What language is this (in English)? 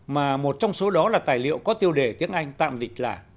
Vietnamese